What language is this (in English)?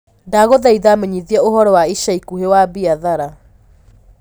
Kikuyu